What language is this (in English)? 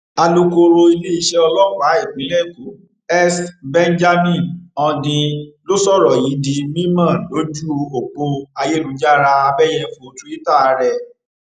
Yoruba